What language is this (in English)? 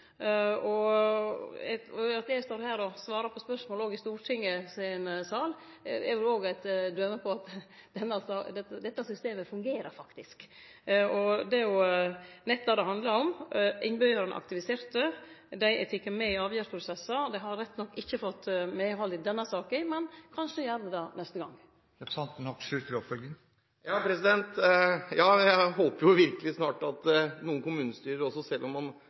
Norwegian